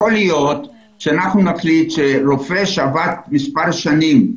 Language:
Hebrew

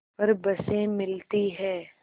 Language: Hindi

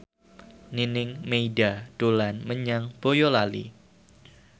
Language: Javanese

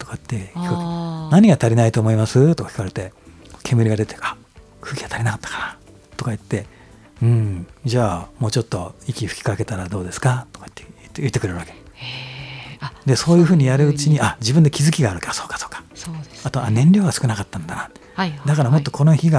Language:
Japanese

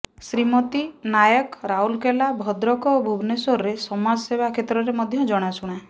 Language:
Odia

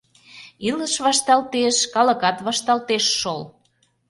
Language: Mari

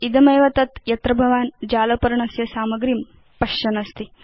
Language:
Sanskrit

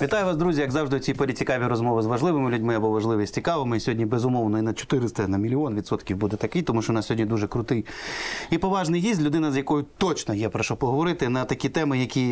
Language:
Ukrainian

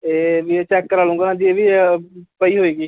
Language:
Punjabi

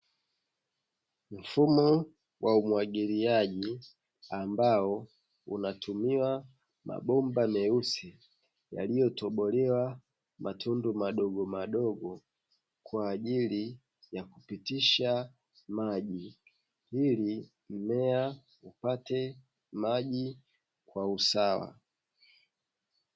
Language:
Swahili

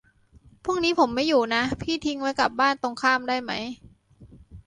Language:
Thai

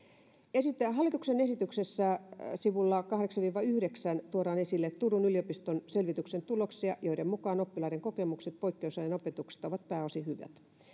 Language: Finnish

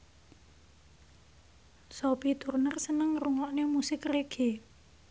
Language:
Javanese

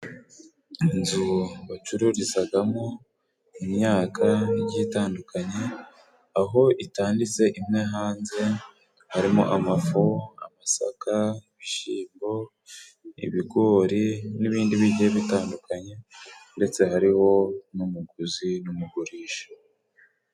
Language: Kinyarwanda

